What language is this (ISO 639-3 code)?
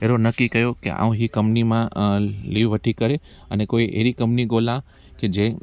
snd